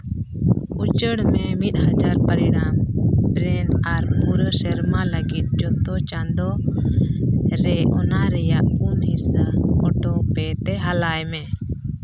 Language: Santali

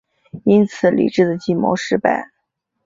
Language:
Chinese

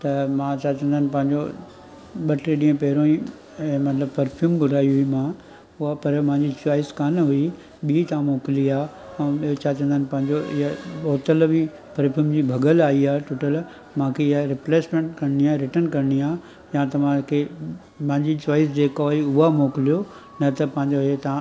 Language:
Sindhi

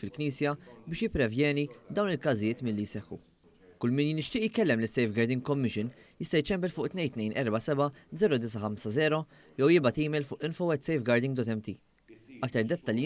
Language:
Arabic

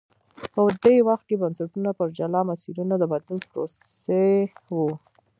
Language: Pashto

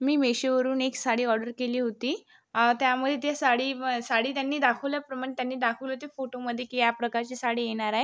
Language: Marathi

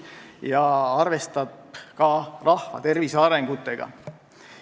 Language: Estonian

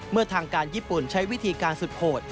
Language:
Thai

